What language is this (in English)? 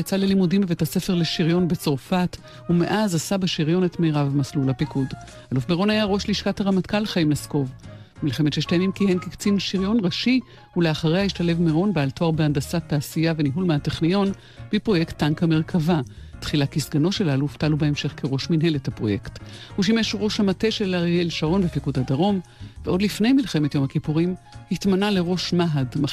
Hebrew